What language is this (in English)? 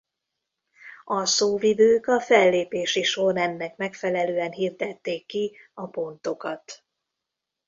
Hungarian